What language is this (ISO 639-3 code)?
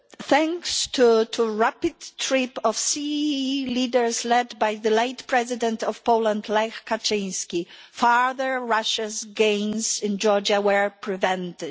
eng